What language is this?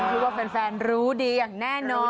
Thai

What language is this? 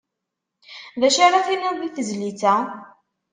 Kabyle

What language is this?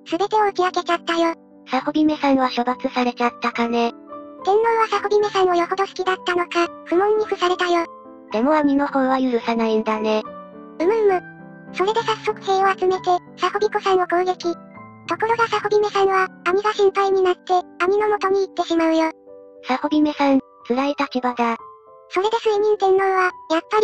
Japanese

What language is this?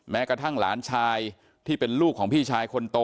Thai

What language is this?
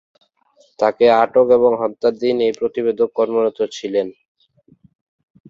Bangla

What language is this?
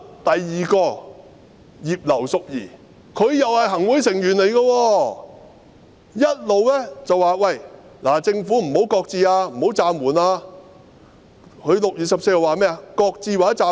Cantonese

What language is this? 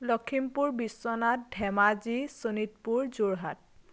Assamese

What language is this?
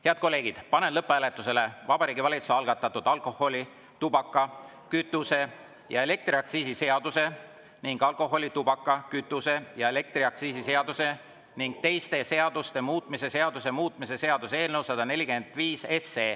Estonian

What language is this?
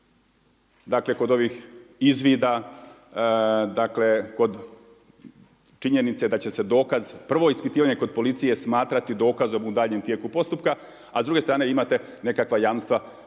Croatian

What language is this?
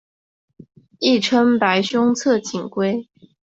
Chinese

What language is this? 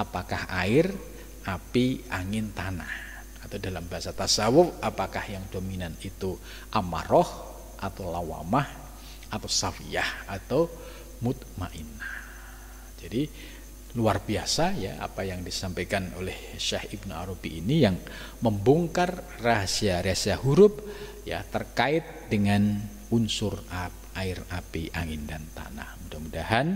Indonesian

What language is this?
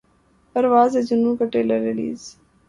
Urdu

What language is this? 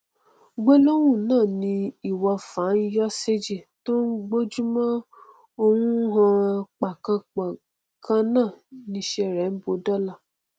Yoruba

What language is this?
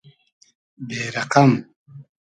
Hazaragi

